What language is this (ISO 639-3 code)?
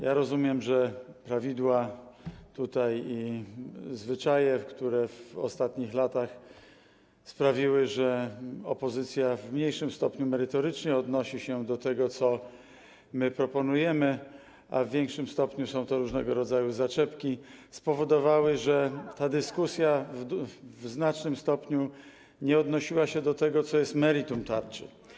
pol